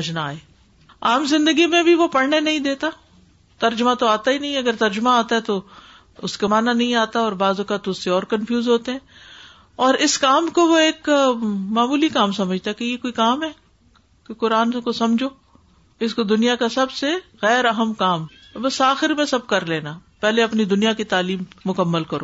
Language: Urdu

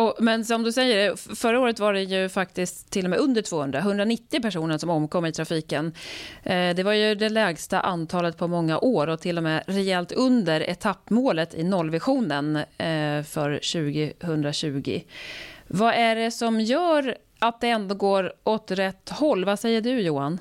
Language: Swedish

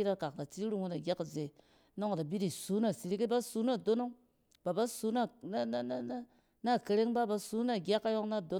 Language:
Cen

